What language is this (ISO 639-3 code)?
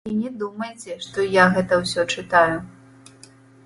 bel